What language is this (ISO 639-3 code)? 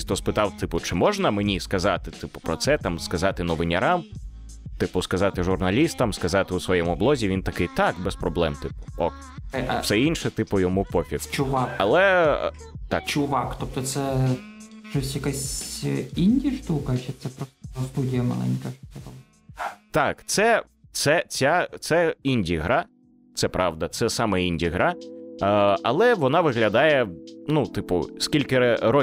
ukr